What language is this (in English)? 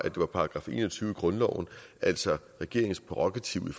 Danish